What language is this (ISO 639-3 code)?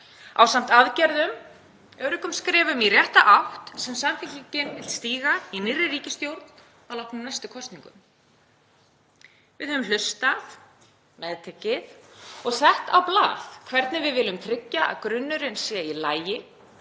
isl